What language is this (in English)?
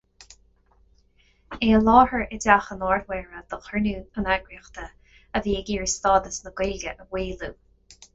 Irish